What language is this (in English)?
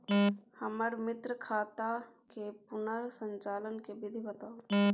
Maithili